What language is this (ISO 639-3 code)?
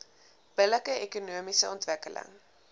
afr